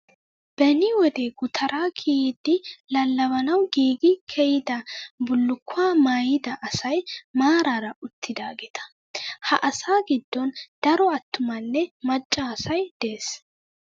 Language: Wolaytta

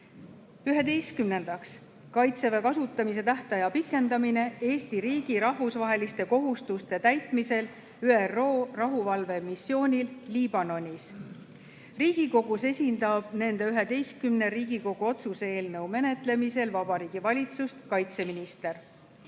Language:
Estonian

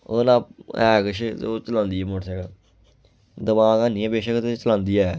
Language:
Dogri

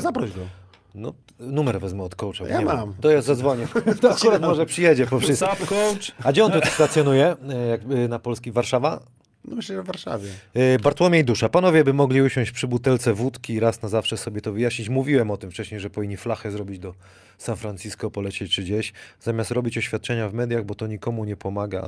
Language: Polish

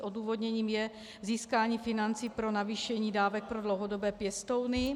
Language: Czech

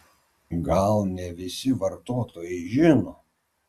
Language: Lithuanian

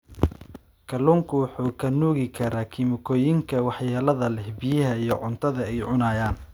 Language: Somali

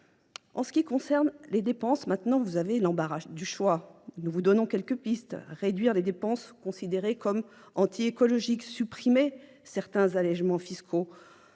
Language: French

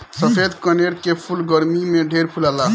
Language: Bhojpuri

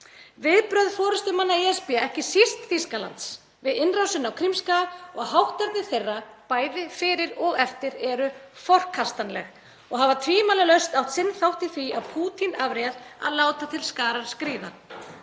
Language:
Icelandic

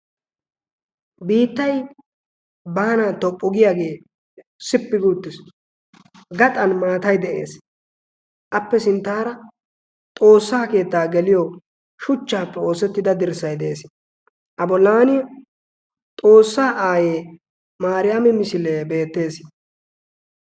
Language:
Wolaytta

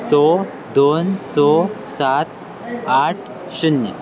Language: Konkani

